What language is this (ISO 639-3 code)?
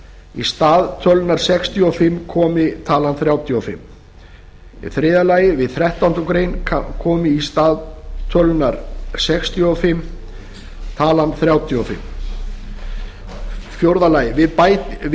isl